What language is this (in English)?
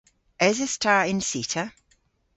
Cornish